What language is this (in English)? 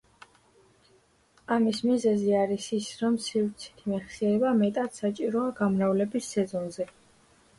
Georgian